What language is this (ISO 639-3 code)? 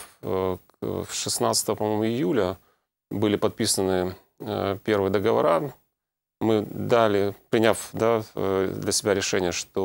rus